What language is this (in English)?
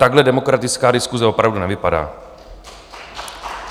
Czech